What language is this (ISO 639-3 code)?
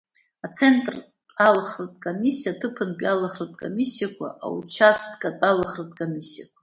abk